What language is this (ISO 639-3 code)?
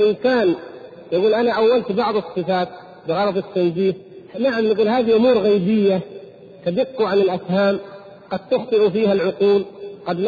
ara